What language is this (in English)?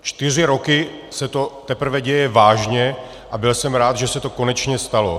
Czech